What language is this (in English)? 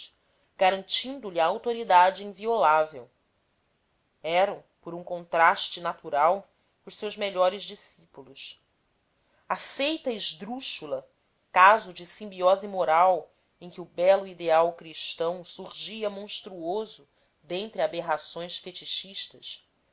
Portuguese